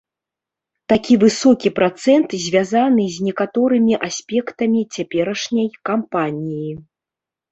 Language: Belarusian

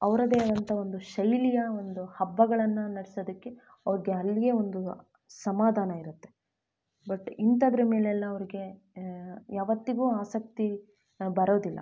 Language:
Kannada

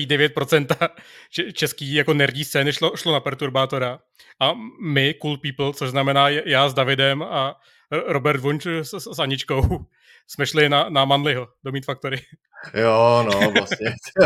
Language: Czech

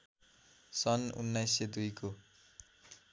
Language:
Nepali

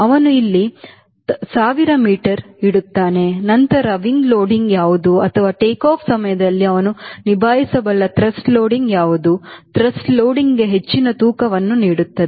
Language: Kannada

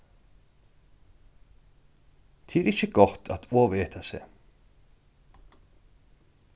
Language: Faroese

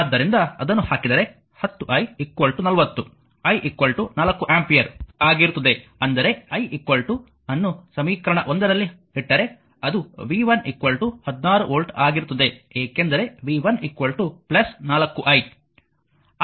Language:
Kannada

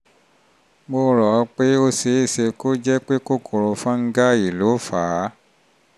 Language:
Yoruba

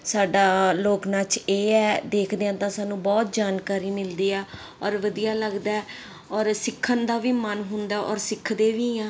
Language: Punjabi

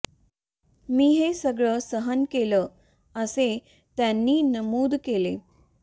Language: Marathi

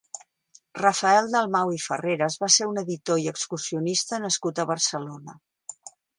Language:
Catalan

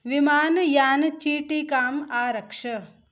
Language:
Sanskrit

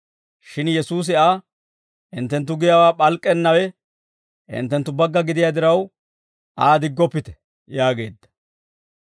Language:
Dawro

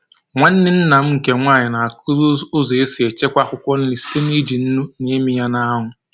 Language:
Igbo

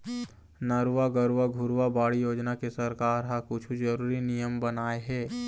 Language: Chhattisgarhi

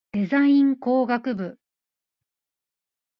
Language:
Japanese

